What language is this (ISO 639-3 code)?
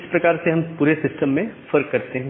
hin